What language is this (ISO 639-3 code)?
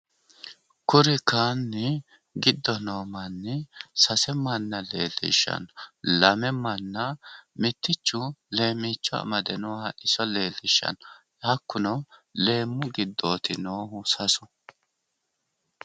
sid